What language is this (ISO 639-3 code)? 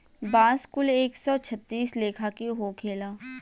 bho